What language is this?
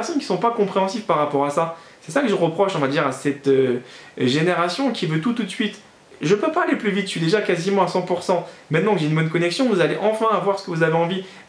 French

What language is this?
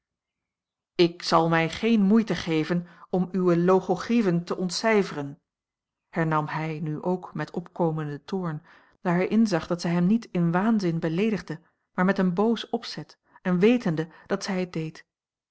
Dutch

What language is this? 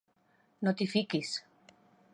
Catalan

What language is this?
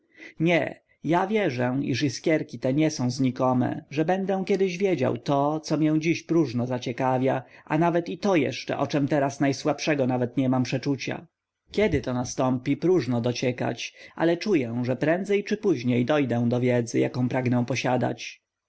Polish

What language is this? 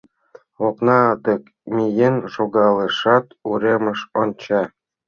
Mari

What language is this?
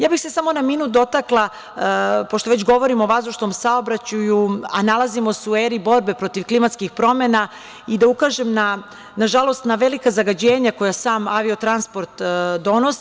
Serbian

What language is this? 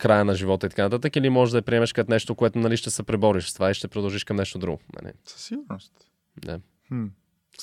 Bulgarian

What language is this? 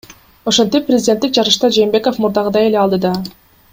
Kyrgyz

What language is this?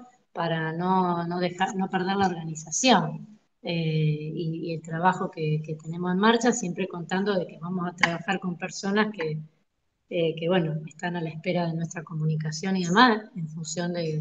Spanish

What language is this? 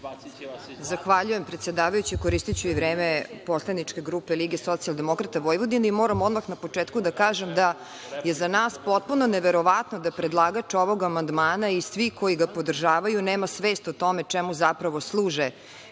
Serbian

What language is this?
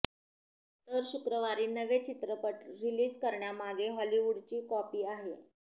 Marathi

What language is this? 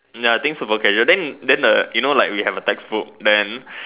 English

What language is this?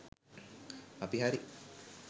Sinhala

